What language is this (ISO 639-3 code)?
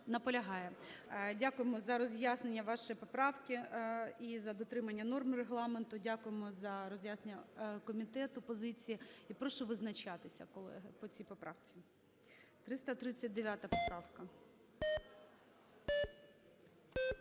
ukr